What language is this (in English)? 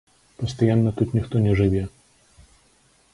Belarusian